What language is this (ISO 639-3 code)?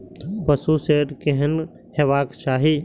mai